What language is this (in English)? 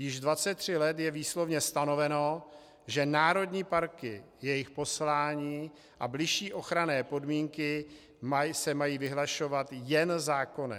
Czech